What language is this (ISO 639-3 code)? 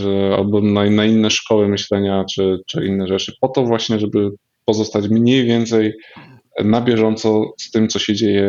pol